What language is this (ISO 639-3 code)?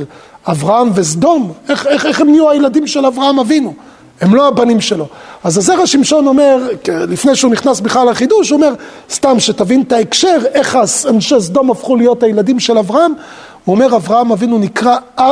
heb